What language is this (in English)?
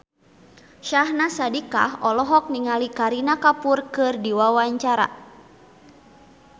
Sundanese